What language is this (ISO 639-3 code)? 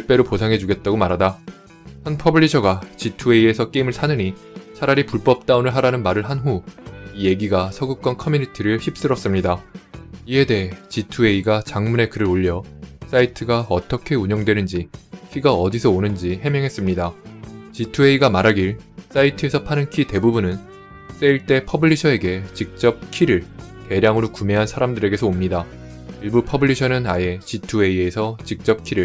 kor